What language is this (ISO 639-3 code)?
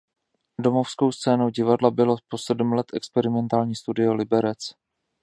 ces